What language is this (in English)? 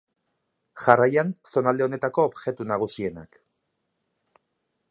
Basque